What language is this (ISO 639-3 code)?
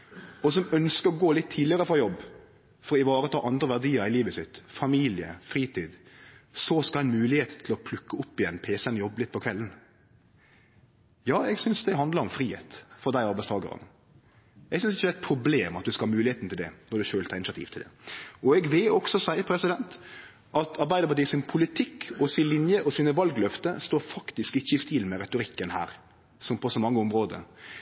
nno